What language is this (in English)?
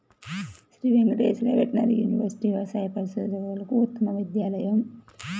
Telugu